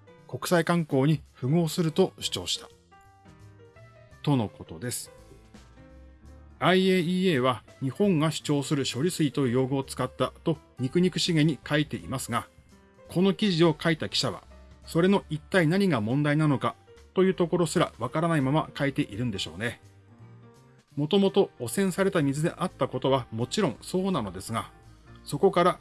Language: Japanese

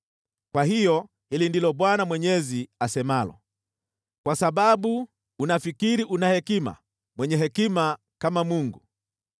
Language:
Swahili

